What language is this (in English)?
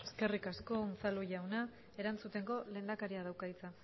Basque